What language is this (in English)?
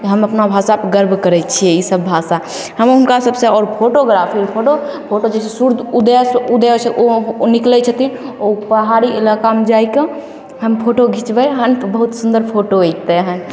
Maithili